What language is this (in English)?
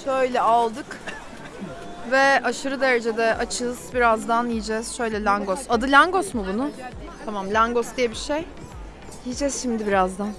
Turkish